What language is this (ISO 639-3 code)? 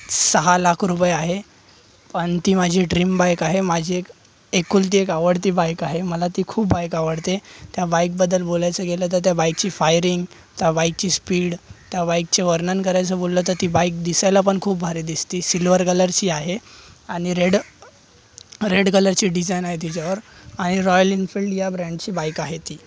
mar